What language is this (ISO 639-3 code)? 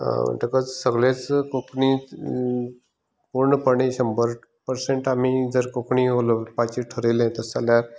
kok